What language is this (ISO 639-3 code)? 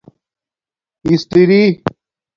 dmk